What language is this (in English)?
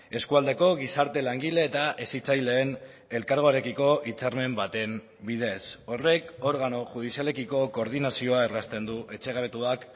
Basque